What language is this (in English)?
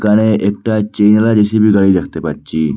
Bangla